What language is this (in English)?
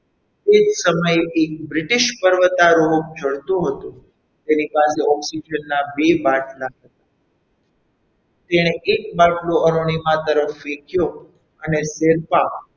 Gujarati